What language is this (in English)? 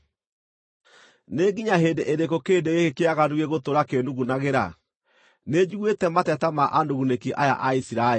Kikuyu